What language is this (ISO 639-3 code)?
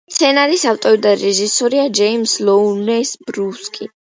kat